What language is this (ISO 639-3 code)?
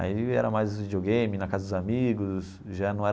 por